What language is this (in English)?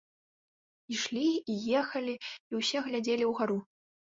Belarusian